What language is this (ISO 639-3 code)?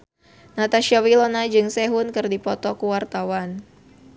sun